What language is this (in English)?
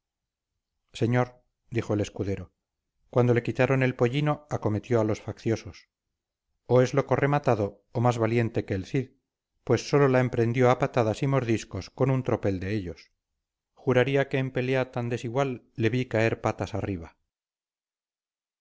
Spanish